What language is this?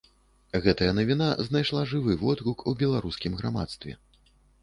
Belarusian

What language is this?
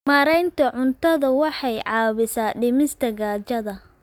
Somali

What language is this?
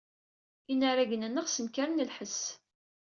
Kabyle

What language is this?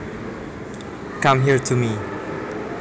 Javanese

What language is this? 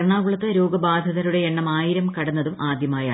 Malayalam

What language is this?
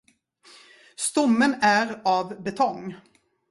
Swedish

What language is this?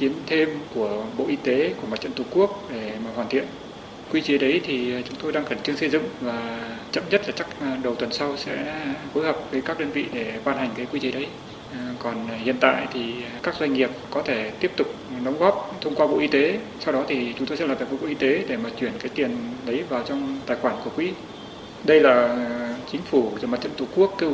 Vietnamese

